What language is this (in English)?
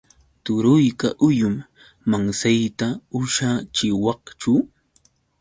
Yauyos Quechua